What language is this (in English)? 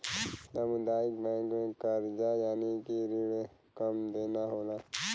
Bhojpuri